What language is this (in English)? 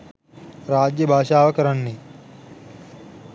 Sinhala